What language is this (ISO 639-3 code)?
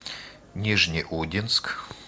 rus